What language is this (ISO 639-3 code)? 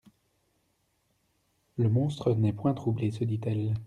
fra